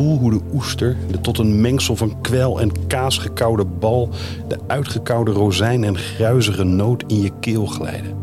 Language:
Dutch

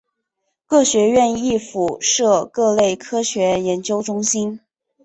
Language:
Chinese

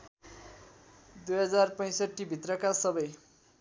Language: Nepali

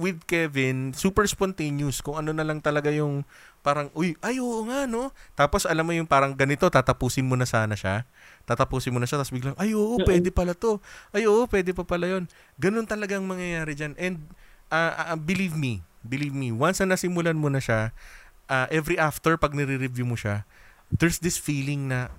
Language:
Filipino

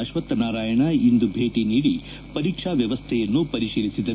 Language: Kannada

